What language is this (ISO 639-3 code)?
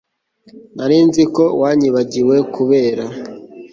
kin